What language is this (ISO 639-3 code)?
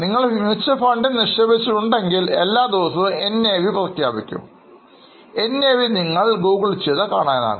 mal